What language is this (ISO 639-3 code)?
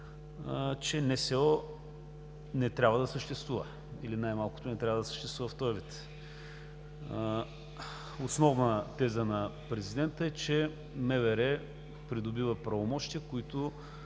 bul